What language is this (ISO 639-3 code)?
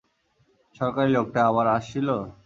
ben